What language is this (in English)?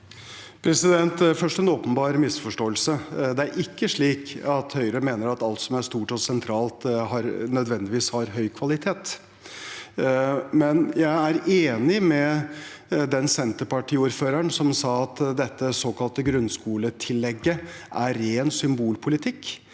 Norwegian